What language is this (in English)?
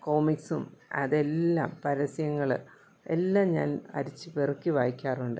Malayalam